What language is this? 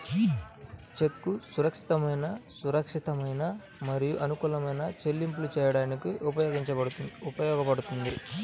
Telugu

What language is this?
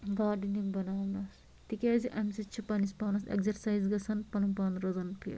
Kashmiri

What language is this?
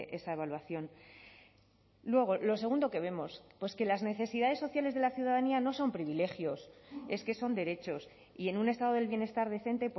Spanish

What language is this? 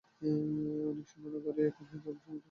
Bangla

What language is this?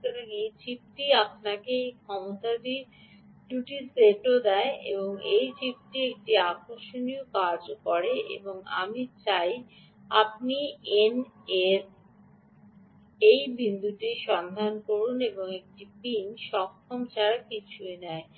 Bangla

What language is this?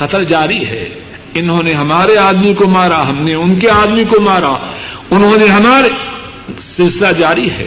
Urdu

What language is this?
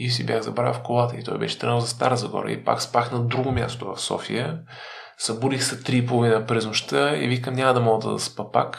Bulgarian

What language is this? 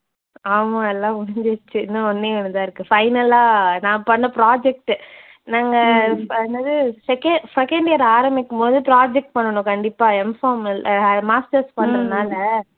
Tamil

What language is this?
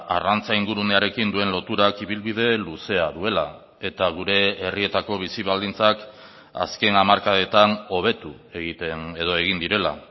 Basque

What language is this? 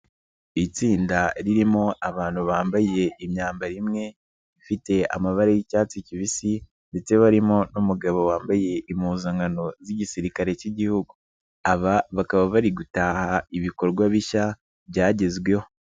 Kinyarwanda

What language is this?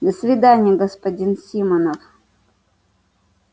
Russian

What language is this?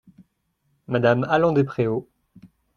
French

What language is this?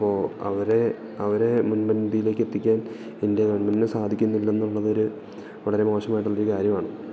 Malayalam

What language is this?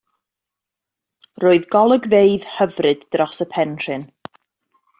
Welsh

